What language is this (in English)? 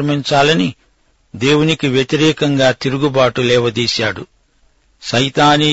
Telugu